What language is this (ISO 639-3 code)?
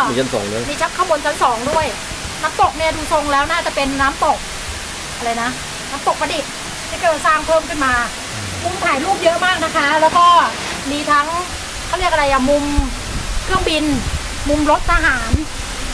tha